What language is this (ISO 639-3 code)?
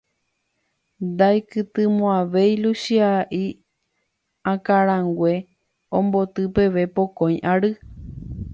grn